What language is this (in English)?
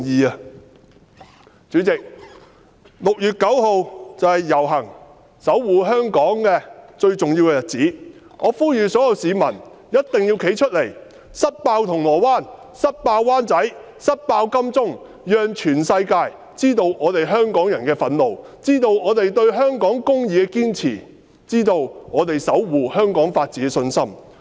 Cantonese